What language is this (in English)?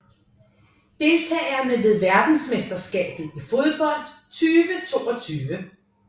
Danish